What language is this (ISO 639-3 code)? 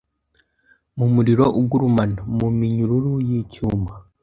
kin